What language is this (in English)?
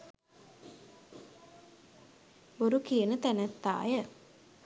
Sinhala